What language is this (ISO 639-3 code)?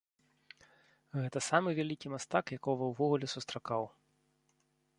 bel